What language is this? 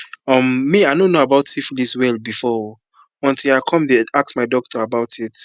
Nigerian Pidgin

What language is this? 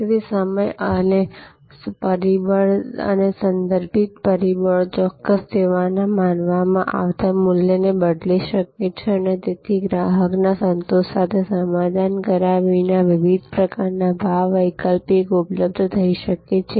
Gujarati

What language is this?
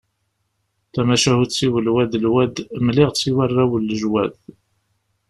Kabyle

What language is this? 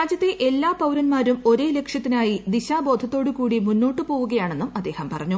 Malayalam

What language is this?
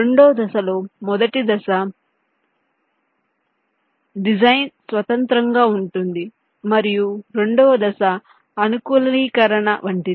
Telugu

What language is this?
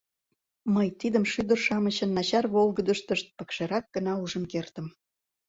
Mari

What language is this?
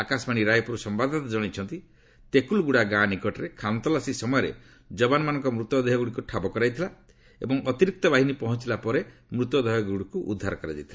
Odia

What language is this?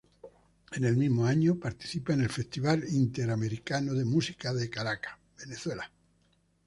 Spanish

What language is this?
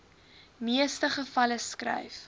Afrikaans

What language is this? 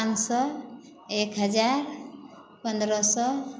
Maithili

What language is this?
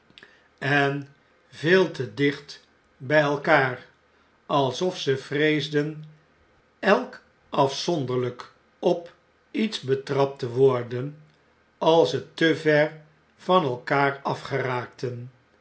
Dutch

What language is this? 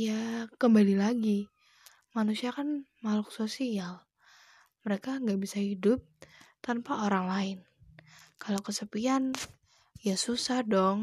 Indonesian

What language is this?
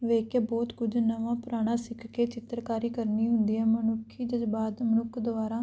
Punjabi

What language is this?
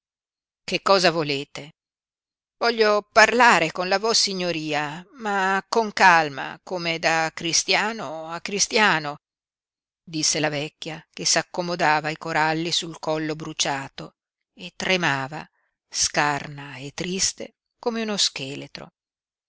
Italian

